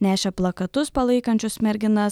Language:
Lithuanian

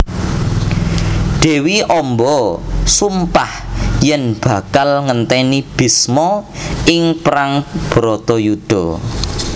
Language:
Javanese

